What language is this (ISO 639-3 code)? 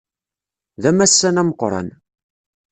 kab